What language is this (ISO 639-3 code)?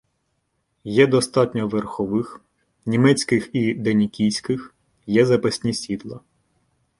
ukr